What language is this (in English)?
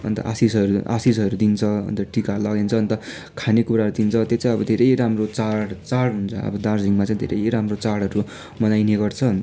Nepali